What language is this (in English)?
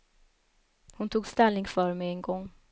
Swedish